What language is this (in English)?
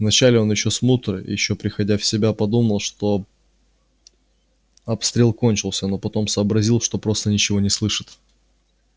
Russian